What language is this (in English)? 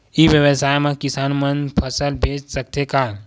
Chhattisgarhi